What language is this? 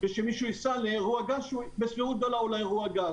Hebrew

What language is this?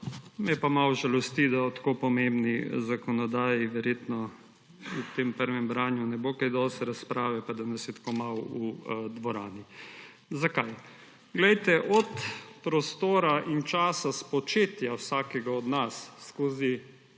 Slovenian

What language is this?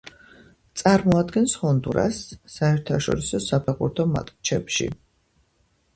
Georgian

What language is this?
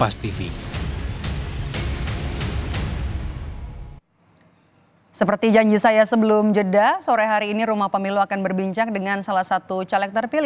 Indonesian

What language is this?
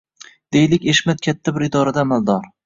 Uzbek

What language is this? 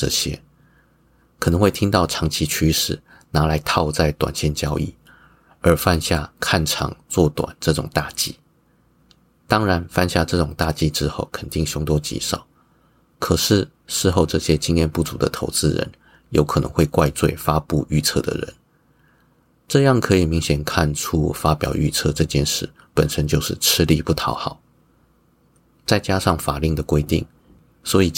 Chinese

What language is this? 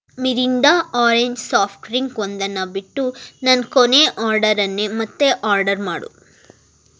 Kannada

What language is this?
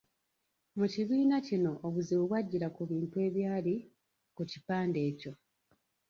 Ganda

